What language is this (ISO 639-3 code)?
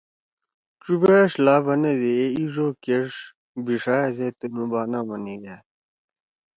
trw